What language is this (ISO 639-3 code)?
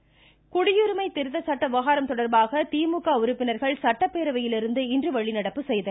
tam